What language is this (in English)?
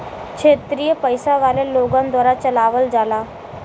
Bhojpuri